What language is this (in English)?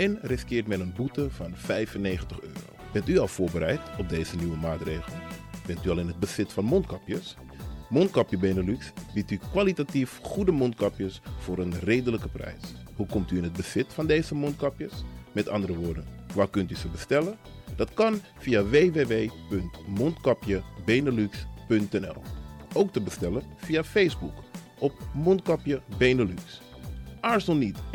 Dutch